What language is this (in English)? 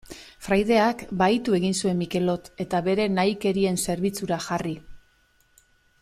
Basque